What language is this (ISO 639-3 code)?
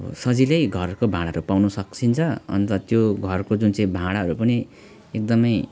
nep